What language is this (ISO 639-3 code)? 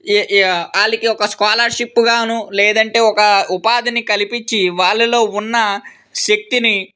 tel